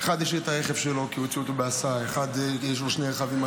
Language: Hebrew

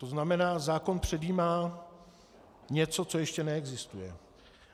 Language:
Czech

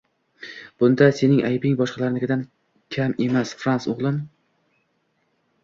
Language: Uzbek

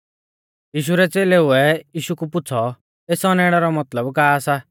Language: Mahasu Pahari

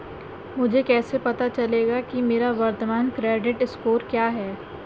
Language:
Hindi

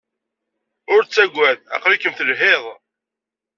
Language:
Kabyle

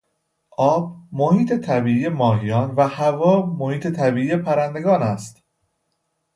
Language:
Persian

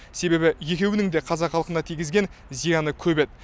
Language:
Kazakh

